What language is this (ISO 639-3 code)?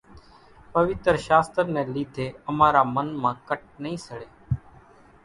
gjk